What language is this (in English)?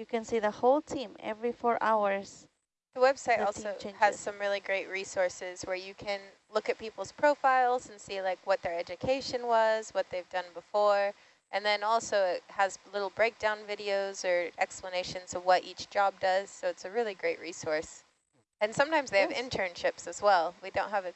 English